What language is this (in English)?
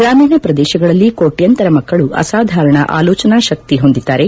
Kannada